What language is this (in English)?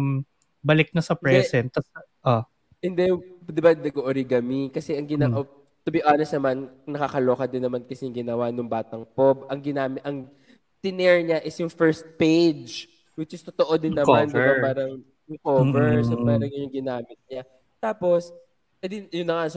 Filipino